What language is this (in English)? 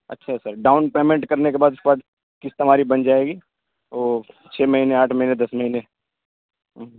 Urdu